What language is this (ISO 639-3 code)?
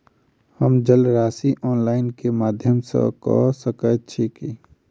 mai